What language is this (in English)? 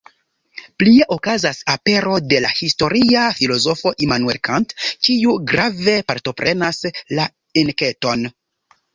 Esperanto